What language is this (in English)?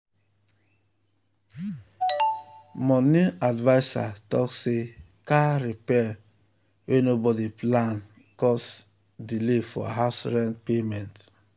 Nigerian Pidgin